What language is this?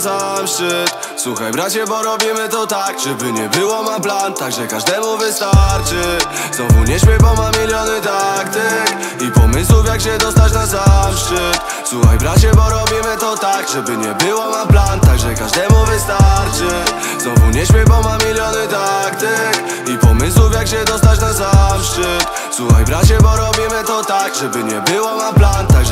Polish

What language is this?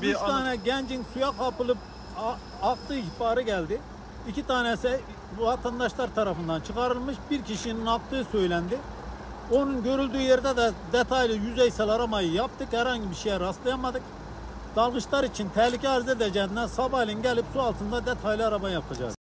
Turkish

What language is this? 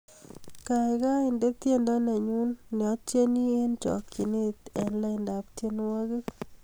Kalenjin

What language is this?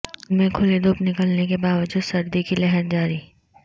Urdu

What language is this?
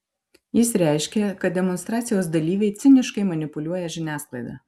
Lithuanian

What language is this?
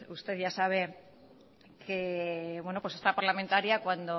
Spanish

